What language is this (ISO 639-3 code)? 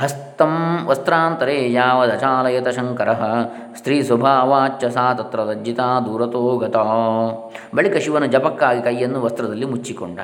kan